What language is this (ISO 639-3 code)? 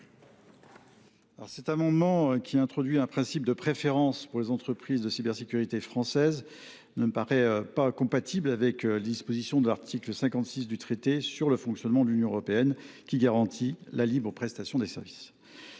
fra